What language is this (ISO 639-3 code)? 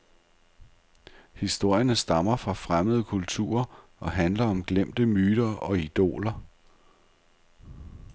dan